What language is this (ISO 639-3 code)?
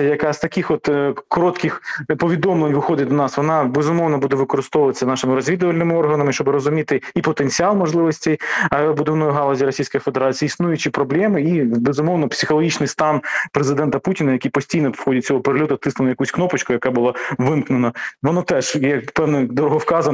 ukr